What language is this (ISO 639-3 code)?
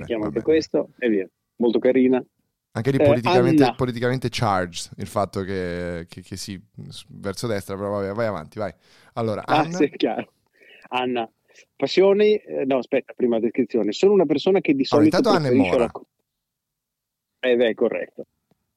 ita